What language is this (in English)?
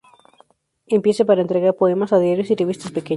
Spanish